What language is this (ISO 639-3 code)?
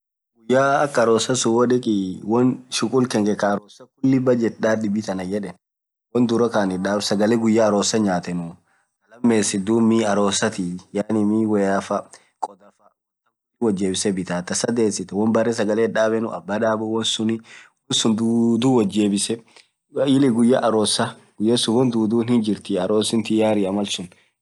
orc